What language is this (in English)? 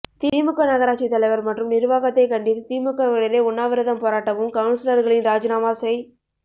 Tamil